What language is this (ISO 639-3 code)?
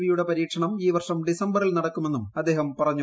mal